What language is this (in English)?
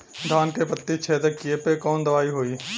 Bhojpuri